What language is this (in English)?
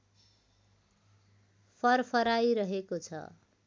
Nepali